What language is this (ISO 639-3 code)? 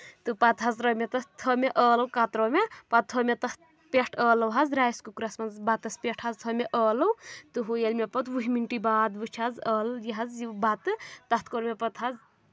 kas